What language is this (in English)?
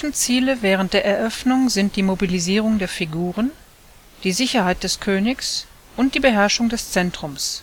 German